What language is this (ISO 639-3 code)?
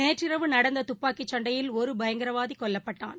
tam